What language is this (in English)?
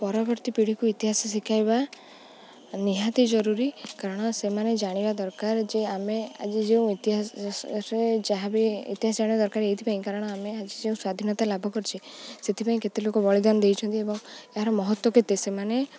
Odia